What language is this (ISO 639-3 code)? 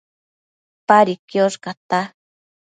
mcf